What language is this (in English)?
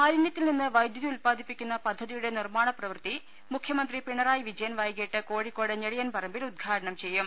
Malayalam